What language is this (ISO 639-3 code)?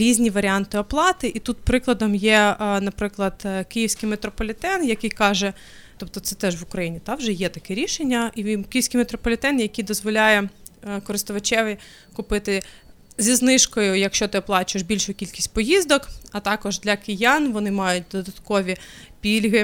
ukr